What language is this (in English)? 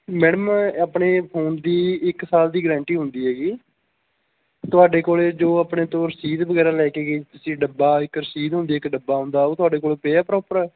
Punjabi